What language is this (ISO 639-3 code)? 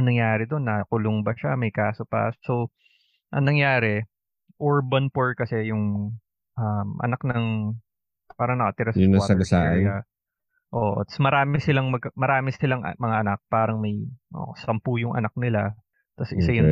fil